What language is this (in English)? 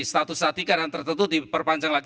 Indonesian